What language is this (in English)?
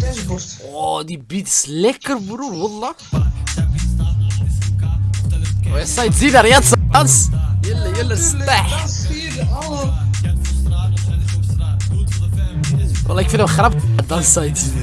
Dutch